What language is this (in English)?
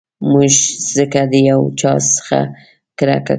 Pashto